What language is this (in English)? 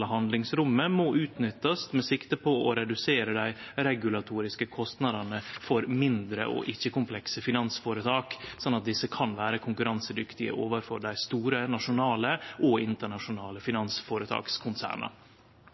Norwegian Nynorsk